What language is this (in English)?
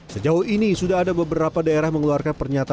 Indonesian